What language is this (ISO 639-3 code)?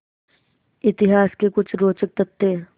hin